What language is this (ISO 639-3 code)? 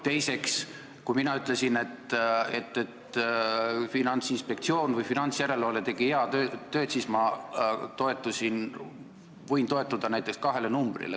est